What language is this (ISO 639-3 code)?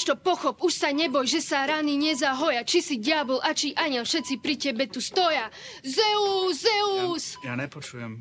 slk